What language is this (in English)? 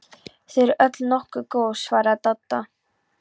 Icelandic